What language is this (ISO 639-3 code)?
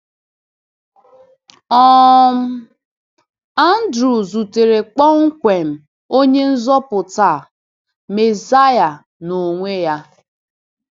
ibo